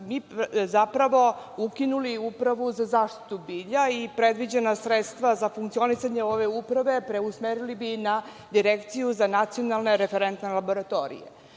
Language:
Serbian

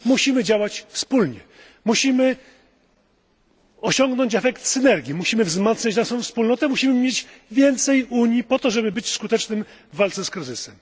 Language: Polish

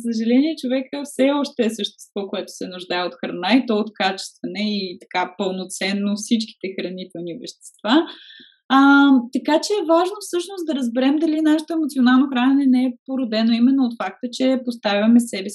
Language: Bulgarian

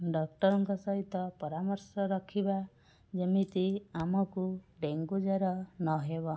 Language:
Odia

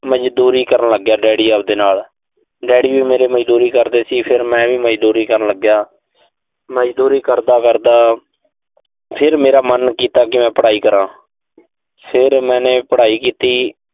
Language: Punjabi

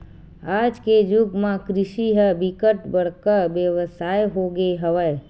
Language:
Chhattisgarhi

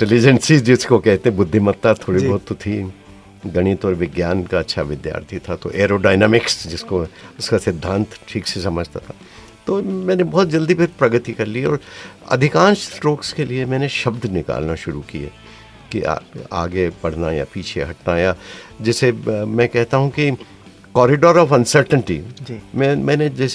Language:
Hindi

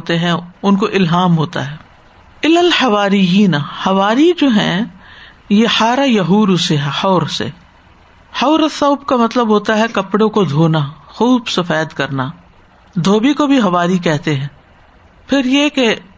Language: Urdu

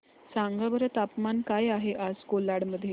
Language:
Marathi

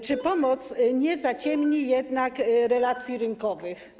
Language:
Polish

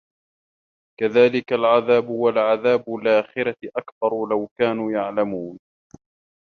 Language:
Arabic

